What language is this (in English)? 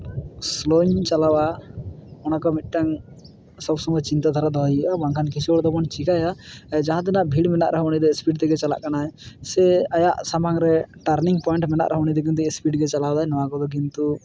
Santali